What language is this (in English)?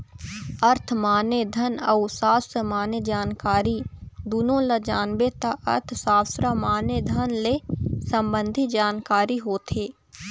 Chhattisgarhi